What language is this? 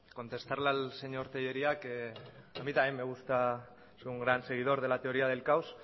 Spanish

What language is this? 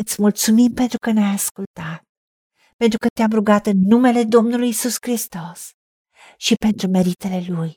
Romanian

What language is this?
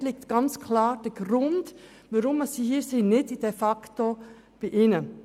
Swiss German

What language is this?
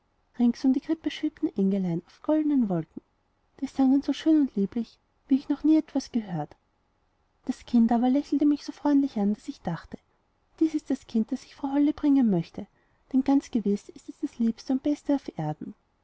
German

